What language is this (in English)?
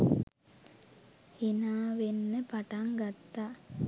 Sinhala